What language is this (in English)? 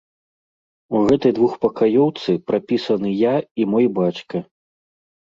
Belarusian